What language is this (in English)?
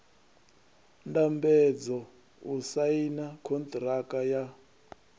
Venda